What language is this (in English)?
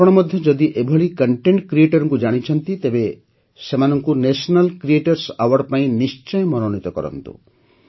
Odia